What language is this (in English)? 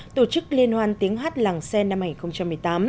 Vietnamese